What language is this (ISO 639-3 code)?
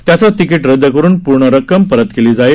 mar